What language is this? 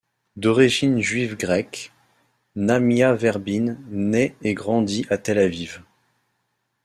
French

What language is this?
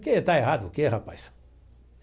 Portuguese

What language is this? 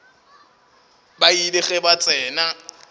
Northern Sotho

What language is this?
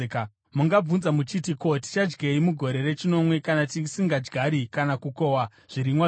Shona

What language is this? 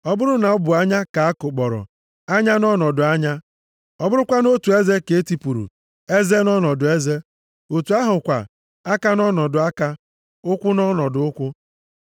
Igbo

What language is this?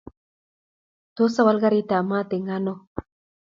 Kalenjin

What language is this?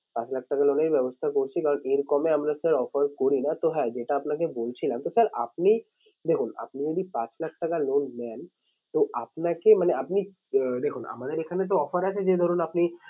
Bangla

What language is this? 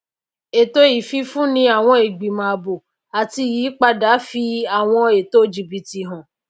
Yoruba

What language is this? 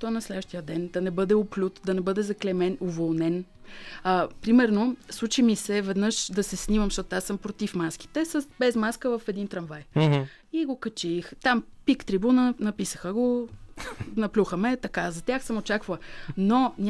Bulgarian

